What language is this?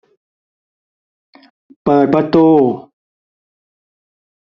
Thai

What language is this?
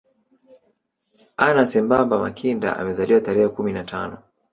Swahili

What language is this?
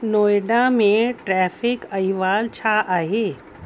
Sindhi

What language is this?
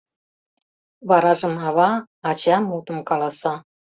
Mari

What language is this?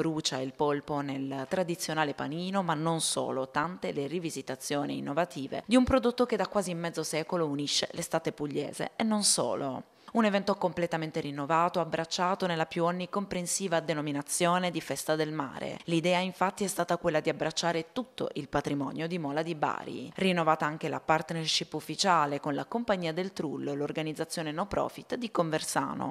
Italian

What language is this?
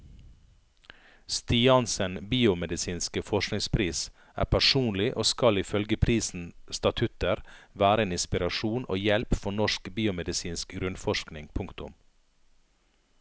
Norwegian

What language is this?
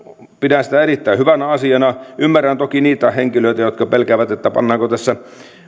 Finnish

